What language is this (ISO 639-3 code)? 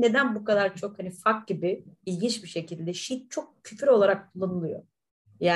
tur